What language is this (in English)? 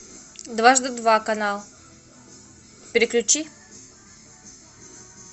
Russian